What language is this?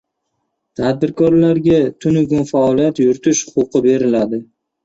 Uzbek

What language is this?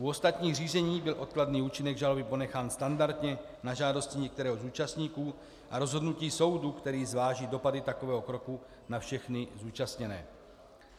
Czech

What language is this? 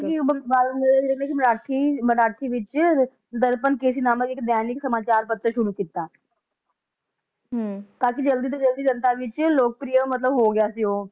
Punjabi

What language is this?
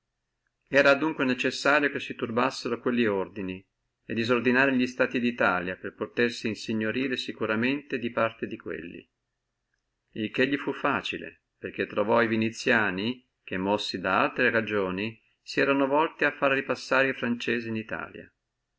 Italian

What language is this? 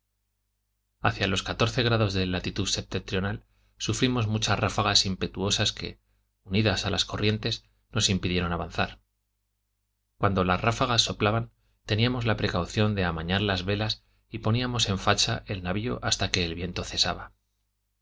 Spanish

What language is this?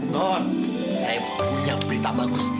Indonesian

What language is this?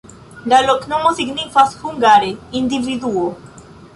Esperanto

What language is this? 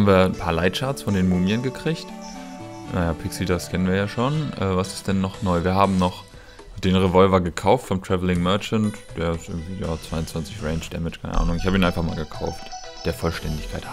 German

